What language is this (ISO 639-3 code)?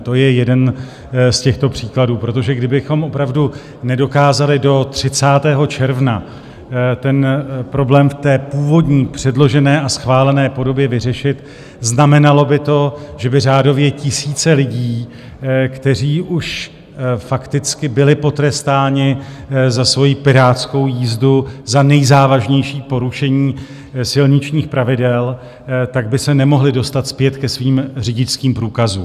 ces